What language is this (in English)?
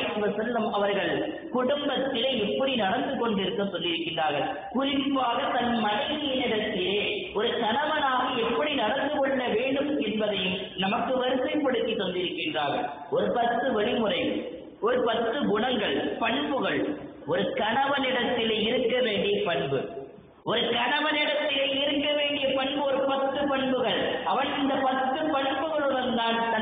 Arabic